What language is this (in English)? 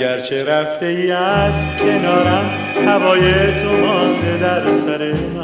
Persian